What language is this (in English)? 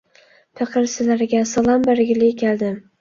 Uyghur